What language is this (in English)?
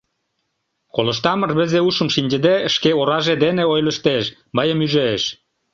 Mari